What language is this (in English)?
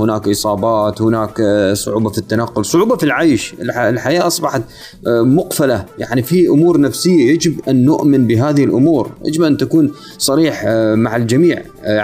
Arabic